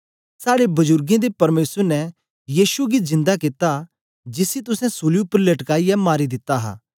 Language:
Dogri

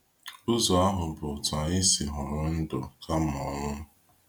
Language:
Igbo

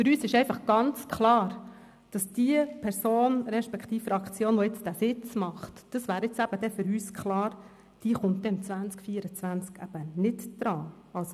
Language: Swiss German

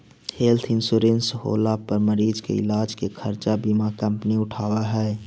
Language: Magahi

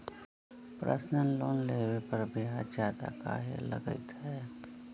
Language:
Magahi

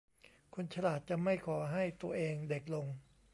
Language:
Thai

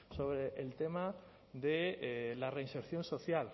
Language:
Spanish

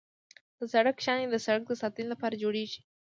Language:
Pashto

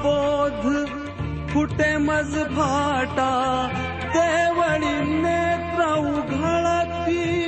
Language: Marathi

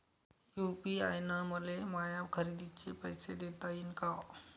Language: Marathi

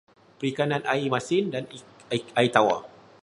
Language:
Malay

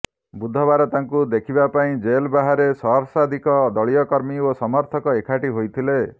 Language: Odia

